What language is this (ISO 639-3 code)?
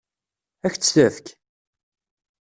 kab